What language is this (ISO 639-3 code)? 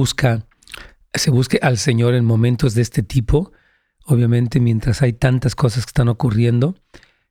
spa